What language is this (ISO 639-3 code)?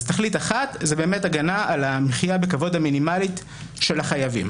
heb